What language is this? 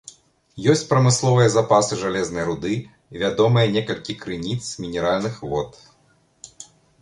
Belarusian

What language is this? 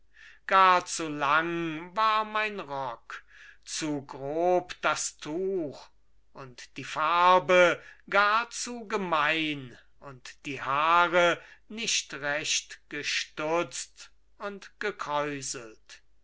German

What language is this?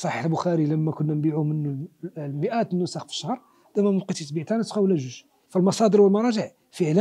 Arabic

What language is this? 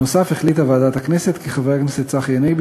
Hebrew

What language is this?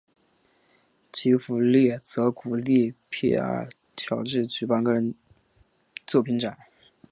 Chinese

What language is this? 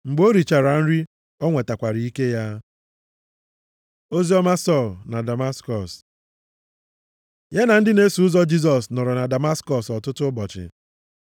Igbo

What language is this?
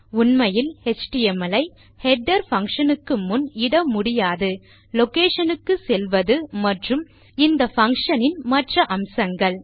Tamil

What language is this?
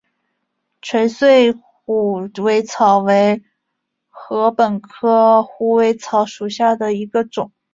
Chinese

